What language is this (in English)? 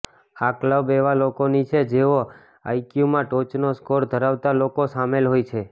Gujarati